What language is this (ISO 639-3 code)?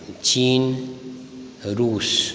mai